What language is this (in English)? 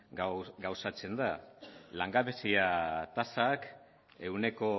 Basque